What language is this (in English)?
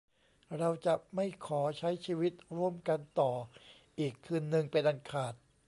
Thai